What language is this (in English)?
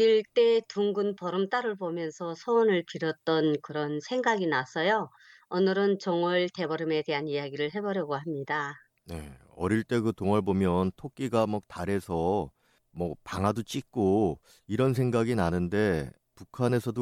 Korean